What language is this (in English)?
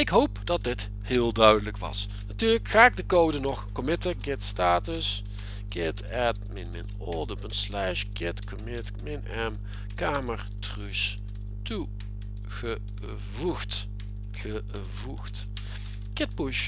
Dutch